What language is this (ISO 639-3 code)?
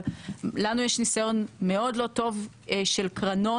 heb